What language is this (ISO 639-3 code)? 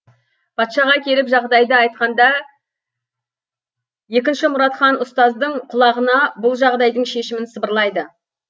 kaz